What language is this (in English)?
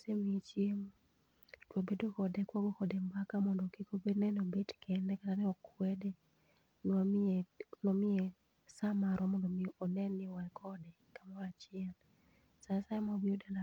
Luo (Kenya and Tanzania)